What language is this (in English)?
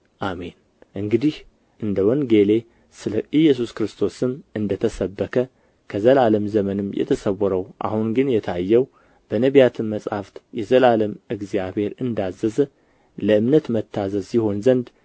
Amharic